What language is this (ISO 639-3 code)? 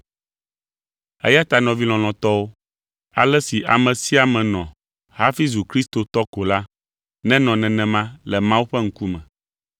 ewe